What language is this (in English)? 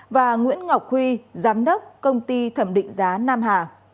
Vietnamese